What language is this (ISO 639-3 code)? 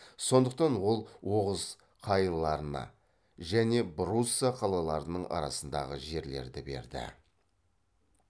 kaz